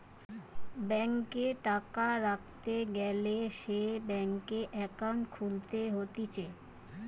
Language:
Bangla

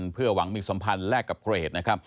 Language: Thai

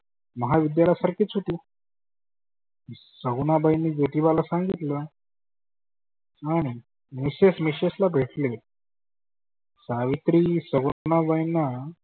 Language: Marathi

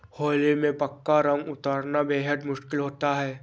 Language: Hindi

